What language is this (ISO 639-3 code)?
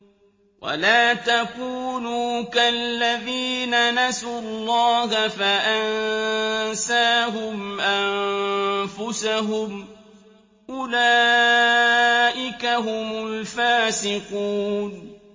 ara